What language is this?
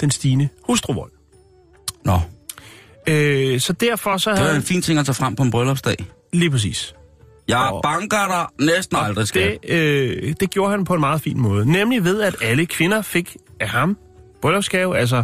Danish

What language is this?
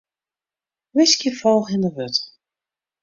Western Frisian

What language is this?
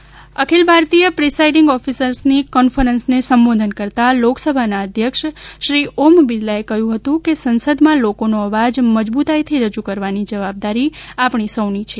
Gujarati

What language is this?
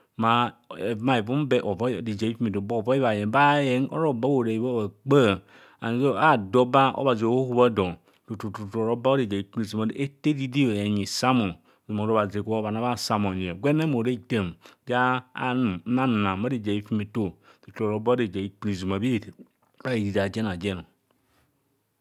Kohumono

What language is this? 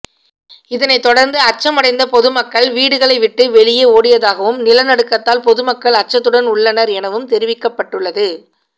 Tamil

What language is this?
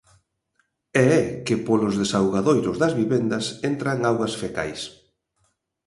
Galician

